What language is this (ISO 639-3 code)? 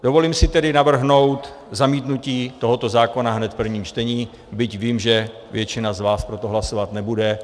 ces